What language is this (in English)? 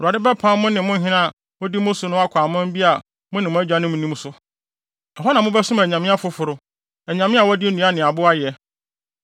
Akan